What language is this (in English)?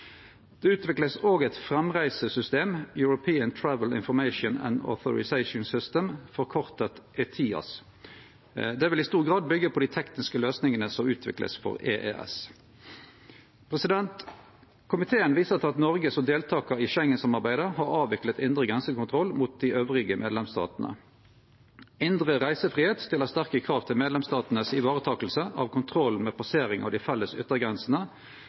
Norwegian Nynorsk